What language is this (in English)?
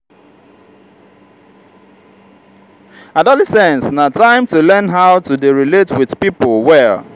Nigerian Pidgin